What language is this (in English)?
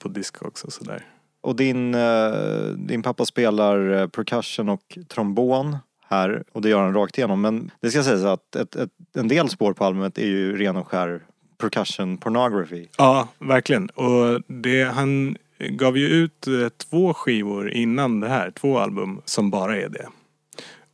Swedish